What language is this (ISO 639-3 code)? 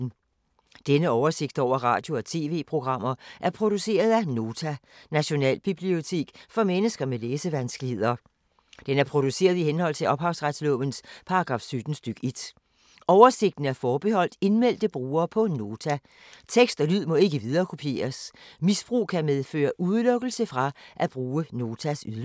dan